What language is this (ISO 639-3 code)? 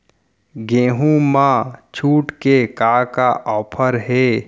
hne